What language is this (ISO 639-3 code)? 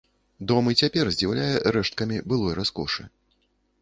bel